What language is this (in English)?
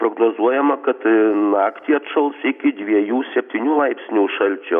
Lithuanian